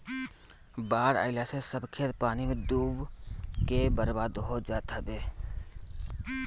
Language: Bhojpuri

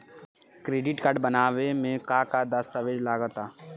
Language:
Bhojpuri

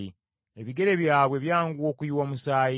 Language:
Ganda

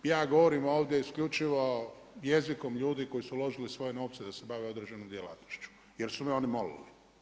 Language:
Croatian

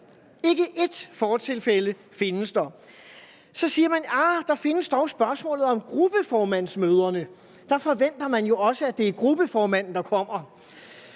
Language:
Danish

